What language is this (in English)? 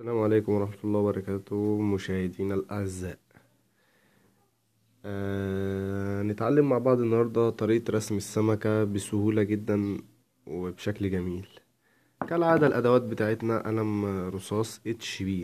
Arabic